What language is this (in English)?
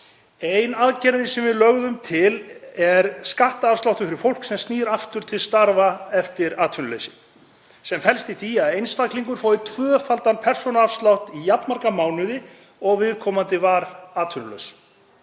Icelandic